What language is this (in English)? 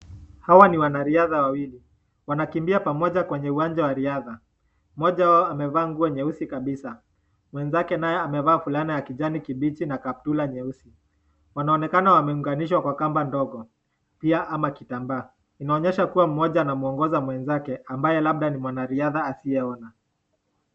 Swahili